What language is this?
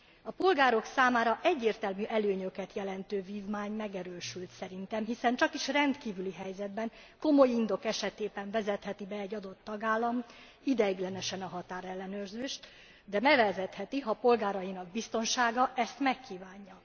Hungarian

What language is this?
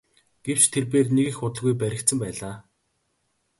Mongolian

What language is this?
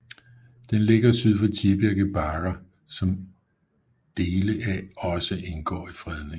Danish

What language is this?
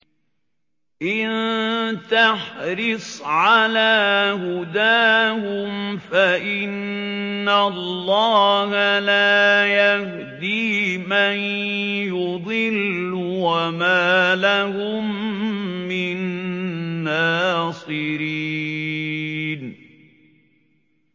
Arabic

